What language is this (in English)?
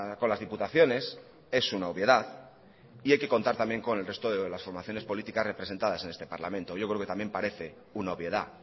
Spanish